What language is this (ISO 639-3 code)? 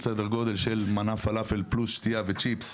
heb